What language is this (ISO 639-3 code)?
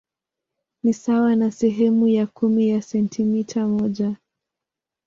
swa